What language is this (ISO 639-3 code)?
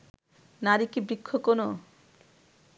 ben